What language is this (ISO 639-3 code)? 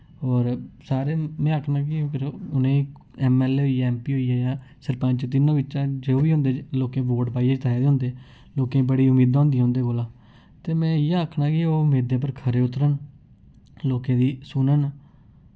doi